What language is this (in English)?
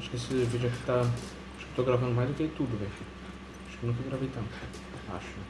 Portuguese